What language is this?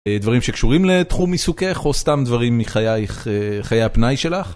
Hebrew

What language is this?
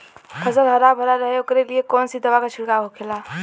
Bhojpuri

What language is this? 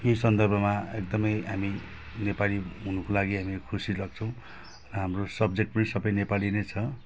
Nepali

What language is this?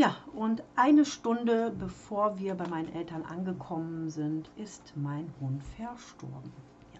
German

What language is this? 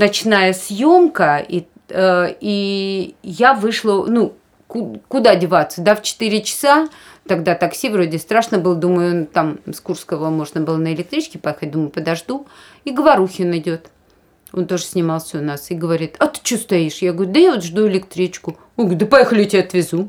Russian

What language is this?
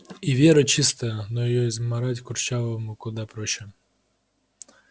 Russian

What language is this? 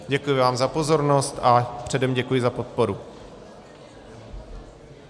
Czech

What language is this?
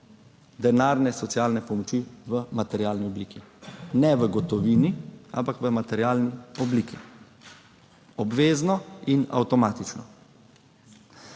Slovenian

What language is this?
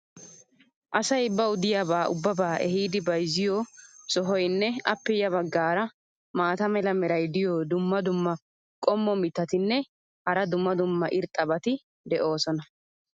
Wolaytta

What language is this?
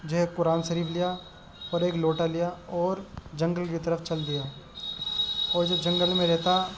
Urdu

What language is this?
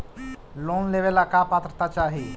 Magahi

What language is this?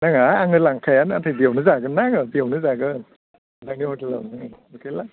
Bodo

